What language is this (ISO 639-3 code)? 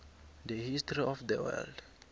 nbl